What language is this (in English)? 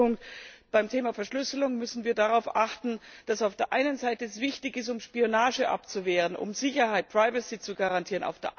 German